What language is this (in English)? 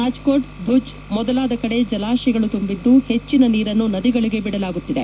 Kannada